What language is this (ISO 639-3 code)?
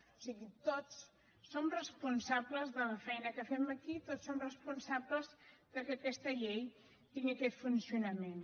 cat